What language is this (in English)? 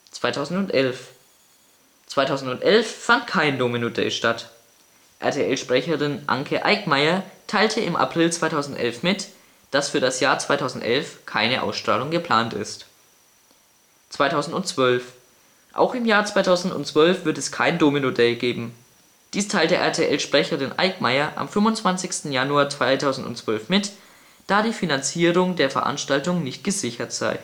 German